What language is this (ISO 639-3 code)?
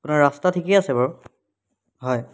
asm